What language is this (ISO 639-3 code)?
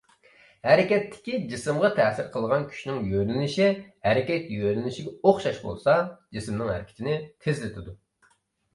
uig